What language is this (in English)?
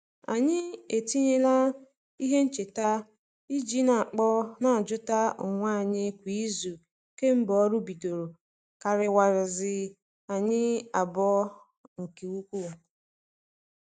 Igbo